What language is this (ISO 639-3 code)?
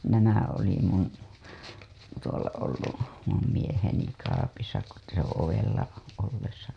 fin